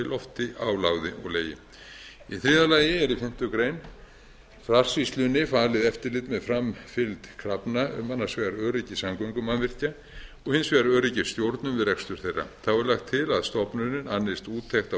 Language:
Icelandic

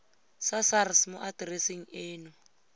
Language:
Tswana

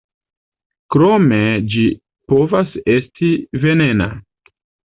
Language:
Esperanto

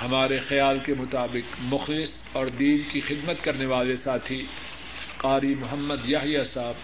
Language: Urdu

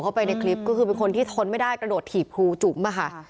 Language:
Thai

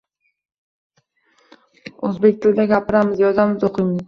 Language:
Uzbek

